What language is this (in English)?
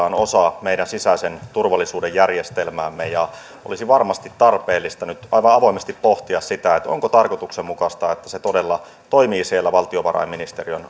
Finnish